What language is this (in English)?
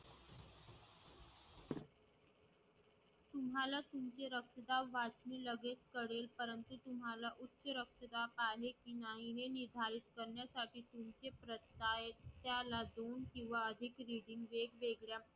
Marathi